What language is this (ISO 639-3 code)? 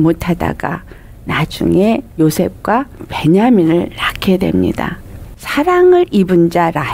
kor